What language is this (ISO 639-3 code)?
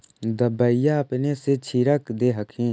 mag